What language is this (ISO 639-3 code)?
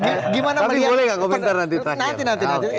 ind